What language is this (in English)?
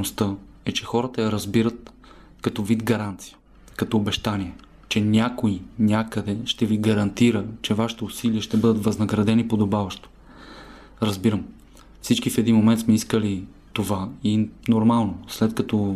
Bulgarian